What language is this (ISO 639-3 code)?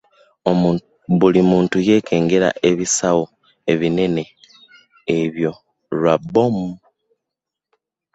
lug